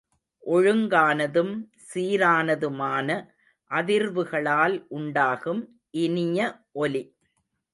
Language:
Tamil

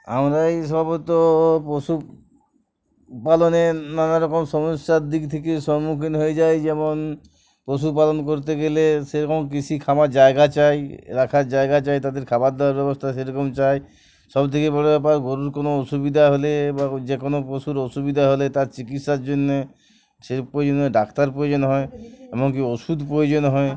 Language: Bangla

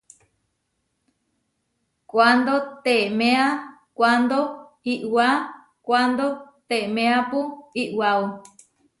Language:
Huarijio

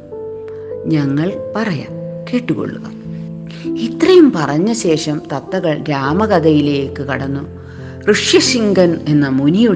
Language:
Malayalam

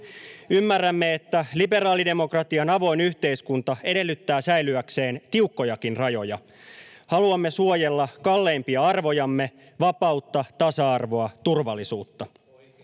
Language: Finnish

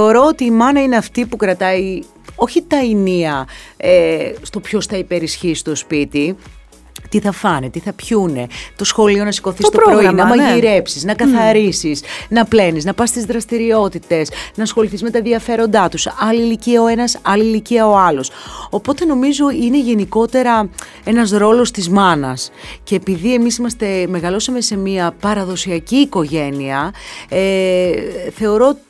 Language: Greek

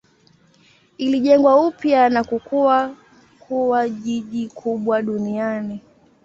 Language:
Swahili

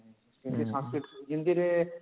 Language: Odia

